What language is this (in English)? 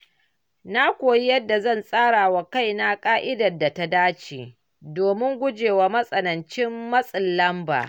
Hausa